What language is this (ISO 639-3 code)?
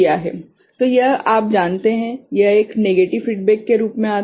hin